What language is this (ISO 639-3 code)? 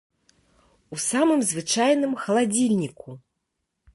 bel